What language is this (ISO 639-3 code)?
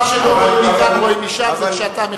heb